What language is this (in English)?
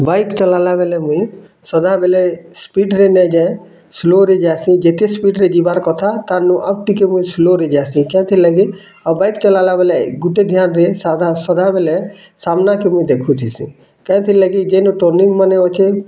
Odia